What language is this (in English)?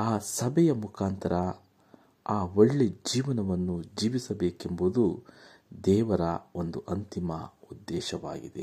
Kannada